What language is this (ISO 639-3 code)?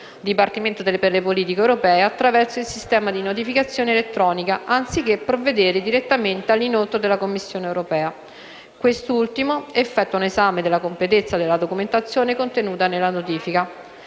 ita